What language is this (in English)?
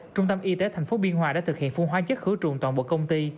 Vietnamese